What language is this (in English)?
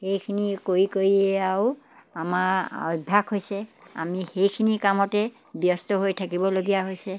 Assamese